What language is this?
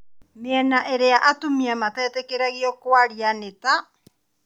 Kikuyu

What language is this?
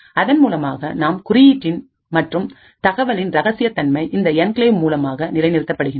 Tamil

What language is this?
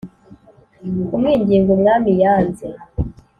Kinyarwanda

